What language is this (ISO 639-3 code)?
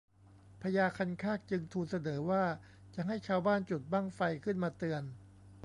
tha